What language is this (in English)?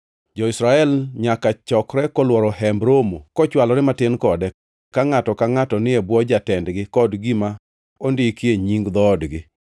Luo (Kenya and Tanzania)